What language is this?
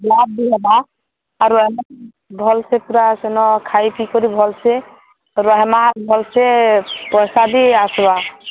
Odia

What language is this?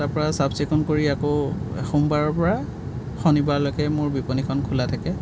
Assamese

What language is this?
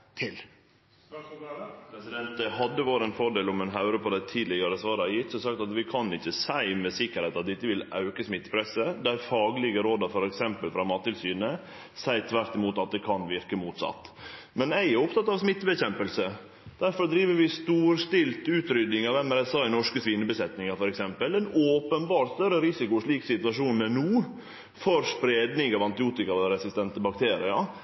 Norwegian Nynorsk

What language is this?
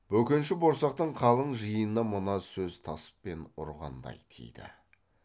Kazakh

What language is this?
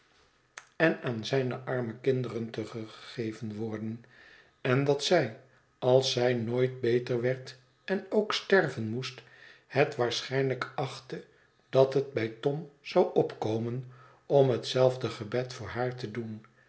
Dutch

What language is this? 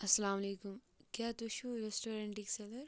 Kashmiri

